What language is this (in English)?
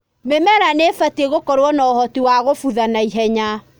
Kikuyu